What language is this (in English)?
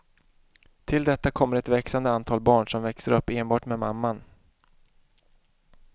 Swedish